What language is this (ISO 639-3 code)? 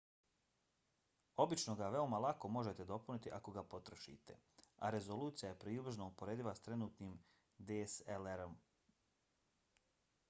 bos